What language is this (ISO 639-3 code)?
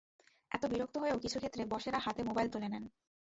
ben